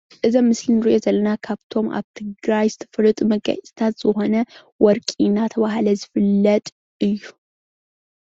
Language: Tigrinya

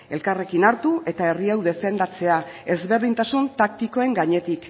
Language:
Basque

